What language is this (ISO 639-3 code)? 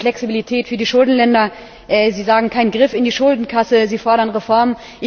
deu